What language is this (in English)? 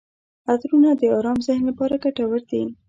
Pashto